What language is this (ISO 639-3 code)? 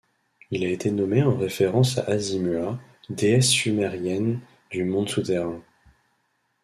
fra